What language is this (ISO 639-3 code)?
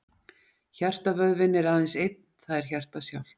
isl